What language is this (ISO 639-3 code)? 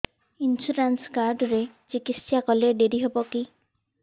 ori